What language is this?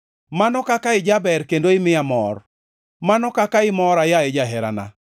Luo (Kenya and Tanzania)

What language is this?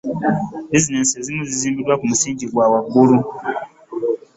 Ganda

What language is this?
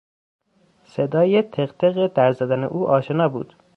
Persian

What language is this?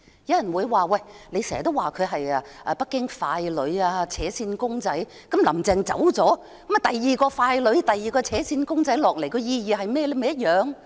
Cantonese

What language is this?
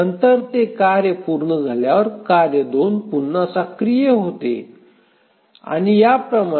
Marathi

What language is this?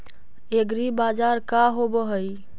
Magahi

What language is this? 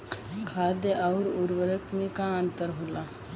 Bhojpuri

